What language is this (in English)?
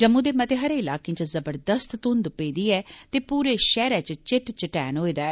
Dogri